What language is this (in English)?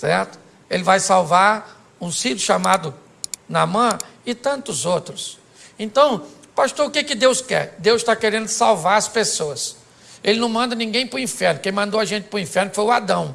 Portuguese